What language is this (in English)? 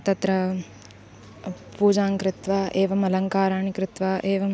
Sanskrit